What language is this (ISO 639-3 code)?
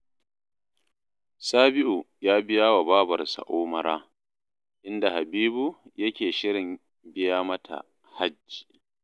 hau